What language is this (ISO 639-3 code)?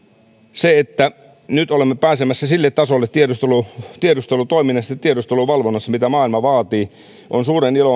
fin